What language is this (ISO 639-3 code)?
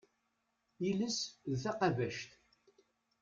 kab